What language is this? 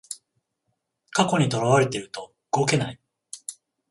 Japanese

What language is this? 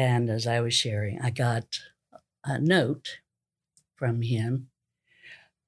English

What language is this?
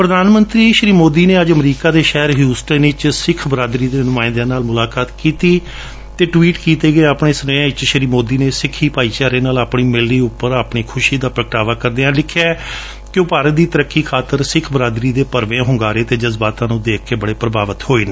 Punjabi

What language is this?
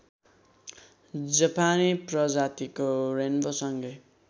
Nepali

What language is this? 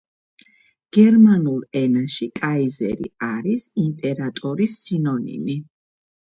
Georgian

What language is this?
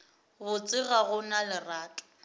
Northern Sotho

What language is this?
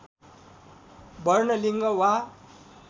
Nepali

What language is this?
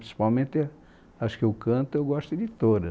Portuguese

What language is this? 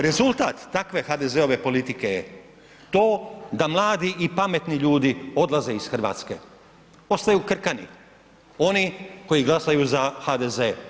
Croatian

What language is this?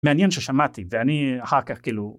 Hebrew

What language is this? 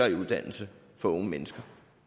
Danish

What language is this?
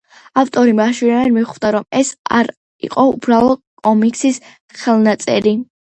Georgian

